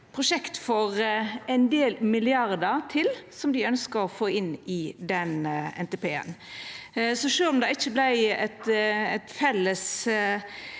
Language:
Norwegian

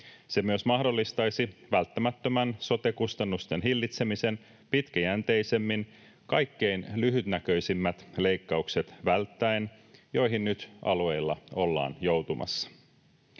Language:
Finnish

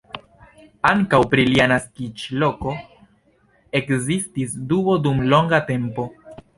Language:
Esperanto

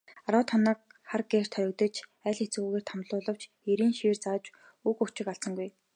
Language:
Mongolian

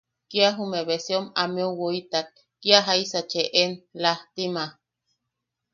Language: Yaqui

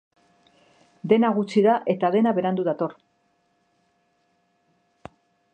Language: Basque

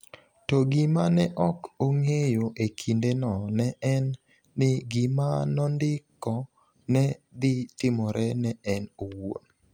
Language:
Luo (Kenya and Tanzania)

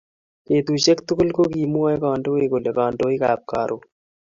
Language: Kalenjin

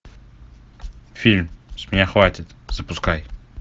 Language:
Russian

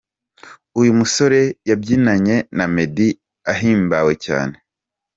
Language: Kinyarwanda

